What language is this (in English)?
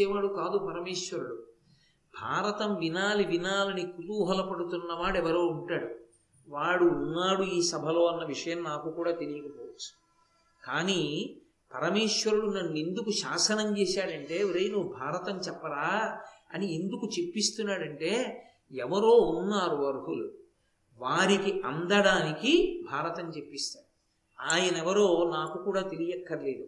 Telugu